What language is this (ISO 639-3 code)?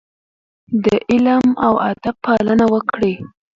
pus